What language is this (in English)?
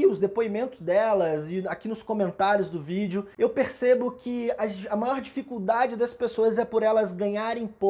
Portuguese